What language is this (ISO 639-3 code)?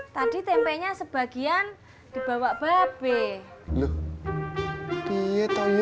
ind